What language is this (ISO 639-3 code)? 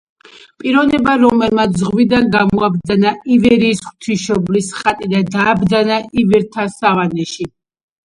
kat